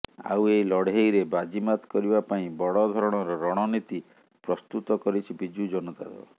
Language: Odia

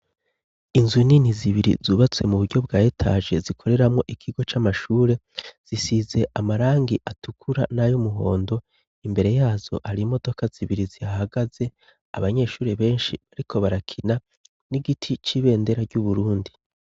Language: Rundi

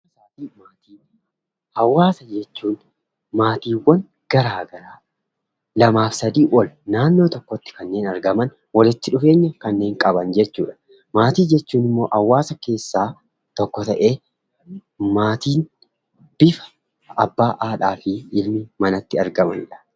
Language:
Oromo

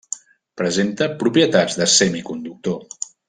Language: Catalan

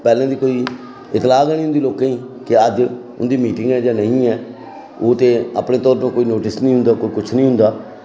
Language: Dogri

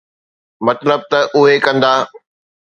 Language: Sindhi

